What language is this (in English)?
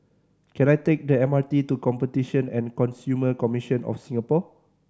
English